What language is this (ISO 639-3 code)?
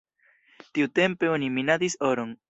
epo